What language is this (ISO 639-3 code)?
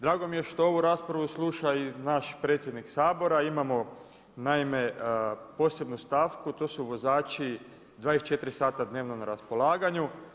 hrv